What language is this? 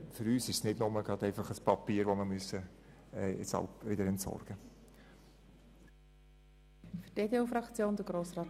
Swiss German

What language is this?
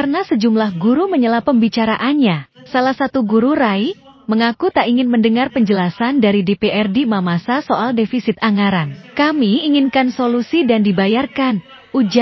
Indonesian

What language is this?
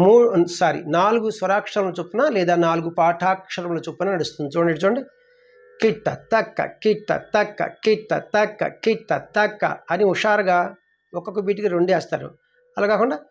Telugu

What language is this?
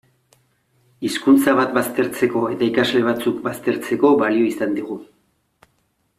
Basque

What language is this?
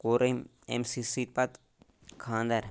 Kashmiri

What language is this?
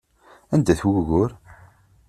Kabyle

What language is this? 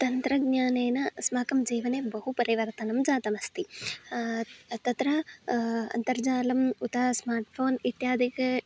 Sanskrit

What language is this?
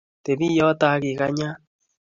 Kalenjin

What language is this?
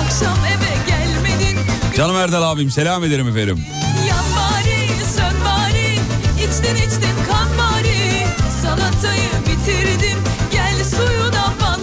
Turkish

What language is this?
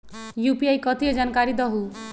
Magahi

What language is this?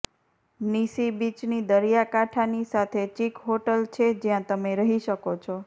Gujarati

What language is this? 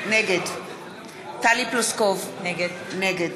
Hebrew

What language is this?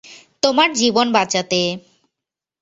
Bangla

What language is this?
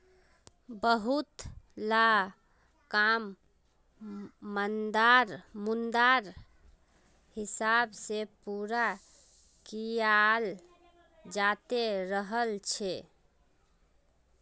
Magahi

